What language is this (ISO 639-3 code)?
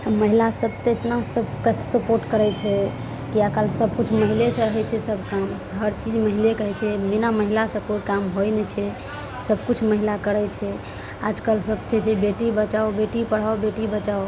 mai